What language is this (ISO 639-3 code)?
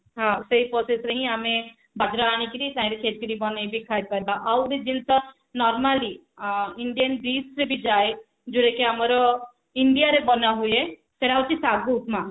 ori